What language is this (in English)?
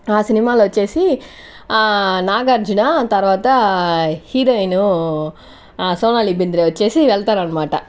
Telugu